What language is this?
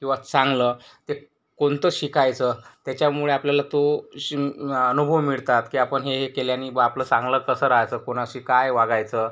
Marathi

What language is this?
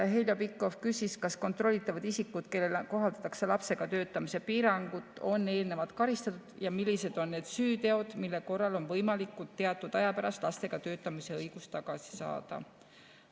Estonian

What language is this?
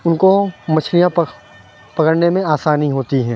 Urdu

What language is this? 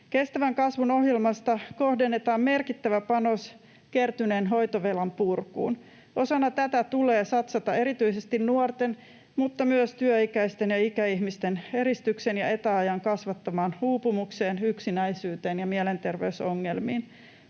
Finnish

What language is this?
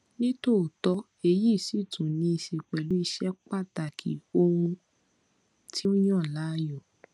Yoruba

